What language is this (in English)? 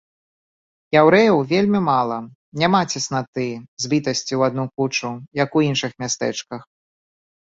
Belarusian